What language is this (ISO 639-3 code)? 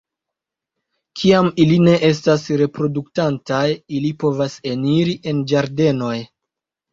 epo